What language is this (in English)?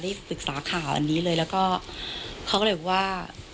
Thai